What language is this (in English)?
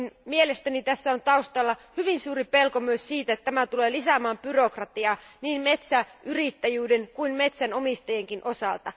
Finnish